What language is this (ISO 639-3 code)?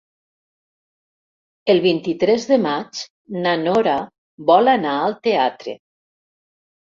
cat